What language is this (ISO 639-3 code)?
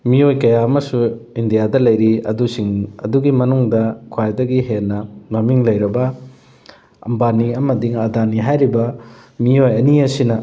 mni